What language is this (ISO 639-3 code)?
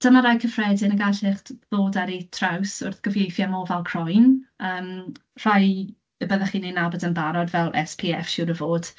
cym